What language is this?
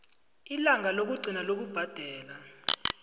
South Ndebele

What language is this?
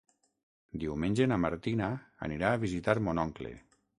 Catalan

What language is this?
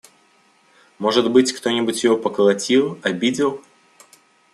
Russian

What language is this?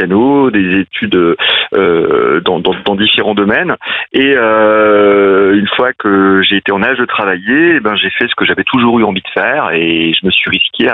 French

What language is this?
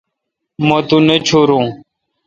Kalkoti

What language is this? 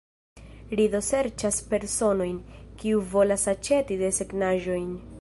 Esperanto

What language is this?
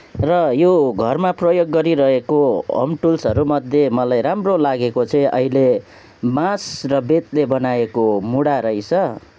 Nepali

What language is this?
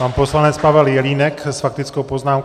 Czech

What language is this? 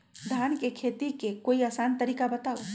Magahi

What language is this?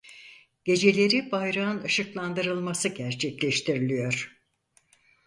Turkish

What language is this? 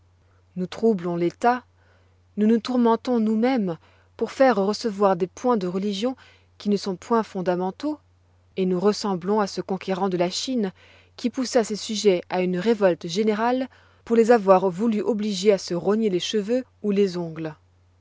French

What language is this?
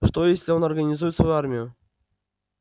Russian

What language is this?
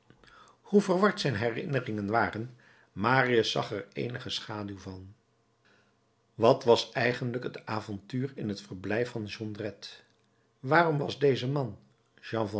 Dutch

